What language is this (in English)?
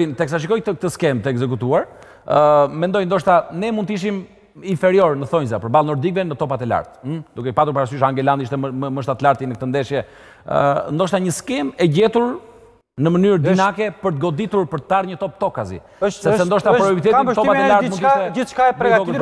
Arabic